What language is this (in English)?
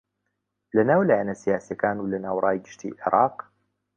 Central Kurdish